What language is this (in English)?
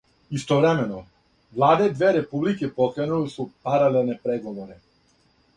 Serbian